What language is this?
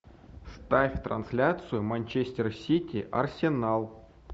Russian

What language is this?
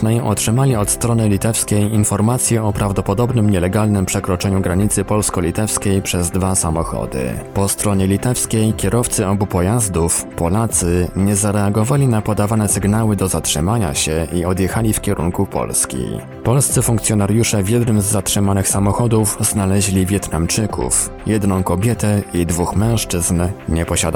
Polish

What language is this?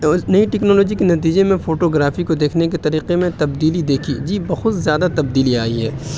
Urdu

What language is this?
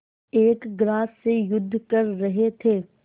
Hindi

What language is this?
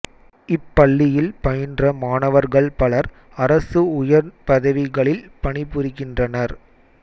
Tamil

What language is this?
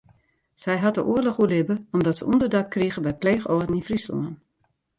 Western Frisian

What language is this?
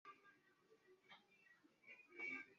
Swahili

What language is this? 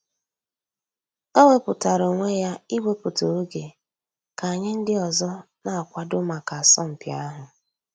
Igbo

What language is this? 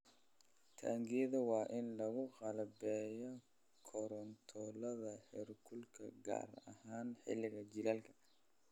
Somali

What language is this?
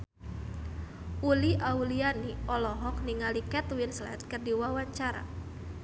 Sundanese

